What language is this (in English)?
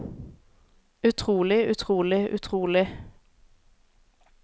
Norwegian